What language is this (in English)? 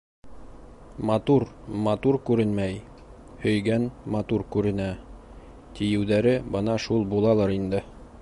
Bashkir